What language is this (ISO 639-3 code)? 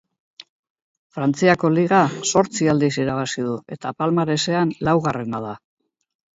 eus